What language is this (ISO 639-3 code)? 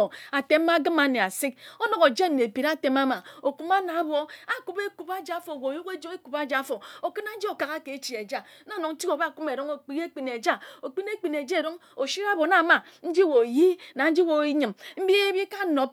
etu